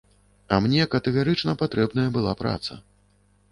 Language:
Belarusian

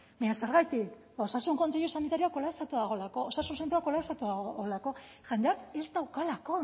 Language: Basque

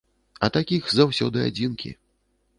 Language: Belarusian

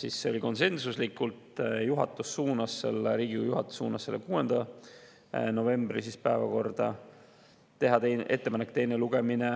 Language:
Estonian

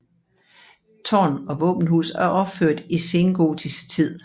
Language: Danish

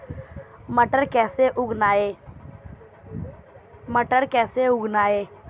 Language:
Hindi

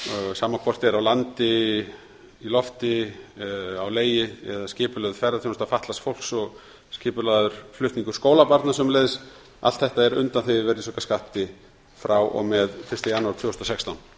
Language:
Icelandic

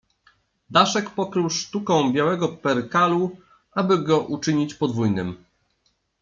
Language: Polish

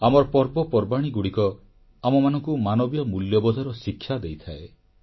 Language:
Odia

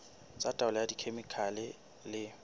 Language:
Southern Sotho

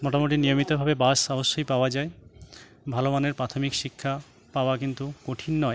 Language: Bangla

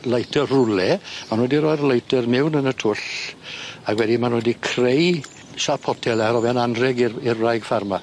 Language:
Welsh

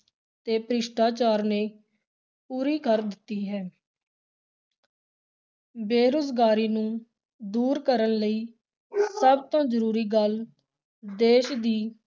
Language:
Punjabi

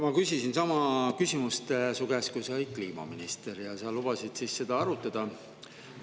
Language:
Estonian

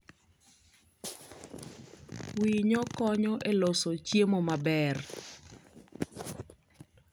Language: Luo (Kenya and Tanzania)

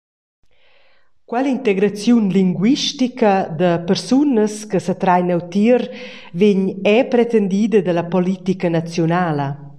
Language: Romansh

